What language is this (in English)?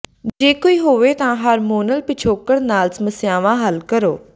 Punjabi